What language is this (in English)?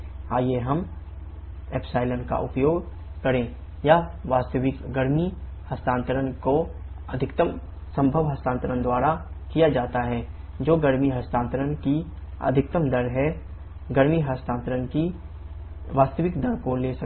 Hindi